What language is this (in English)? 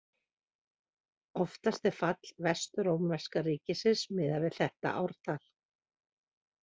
Icelandic